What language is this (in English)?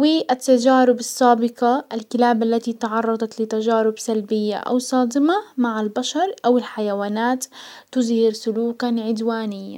Hijazi Arabic